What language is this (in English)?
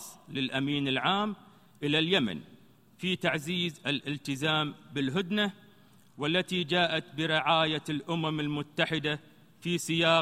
Arabic